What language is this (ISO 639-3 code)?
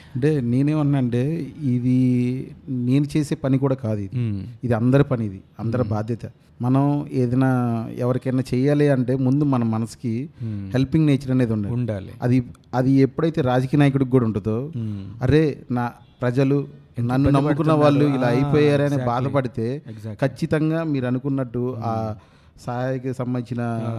tel